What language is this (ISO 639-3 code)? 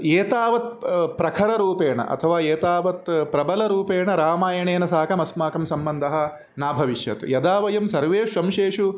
san